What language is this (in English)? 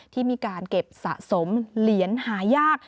Thai